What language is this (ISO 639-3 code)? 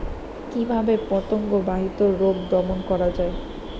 ben